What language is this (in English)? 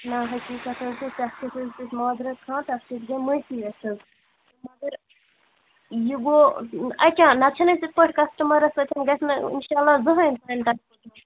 Kashmiri